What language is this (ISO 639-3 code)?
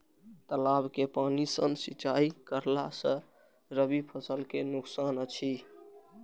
mai